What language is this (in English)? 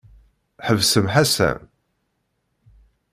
Kabyle